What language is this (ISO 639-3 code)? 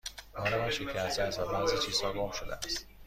fas